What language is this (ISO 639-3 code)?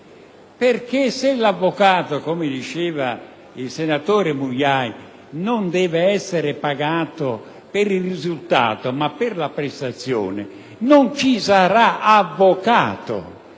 ita